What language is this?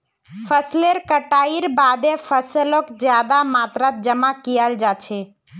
Magahi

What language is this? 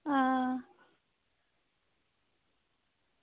Dogri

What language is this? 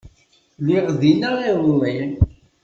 Kabyle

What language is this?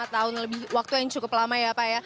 Indonesian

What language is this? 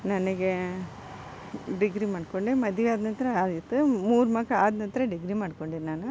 Kannada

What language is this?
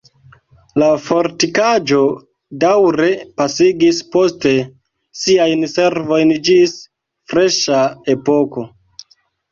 Esperanto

